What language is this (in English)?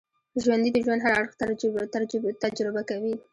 Pashto